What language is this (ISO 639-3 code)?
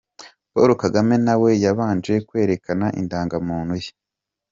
kin